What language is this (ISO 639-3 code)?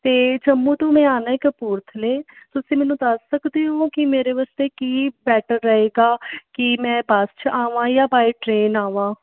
pan